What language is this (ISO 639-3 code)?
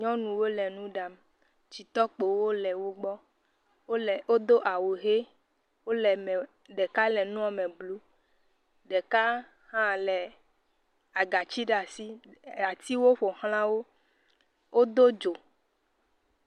ewe